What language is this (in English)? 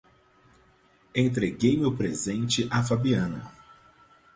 Portuguese